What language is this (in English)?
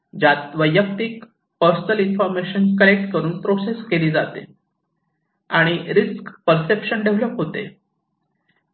Marathi